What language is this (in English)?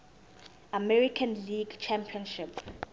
Zulu